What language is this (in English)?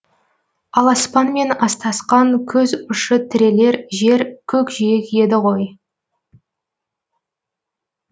Kazakh